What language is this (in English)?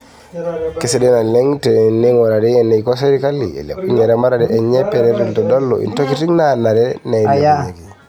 Masai